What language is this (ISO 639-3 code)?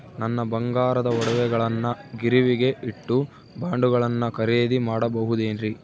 kan